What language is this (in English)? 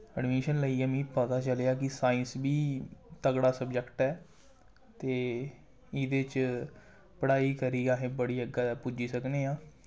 Dogri